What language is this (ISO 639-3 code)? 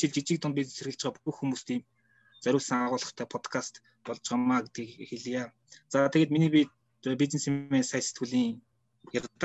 rus